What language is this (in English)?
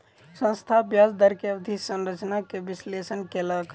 Maithili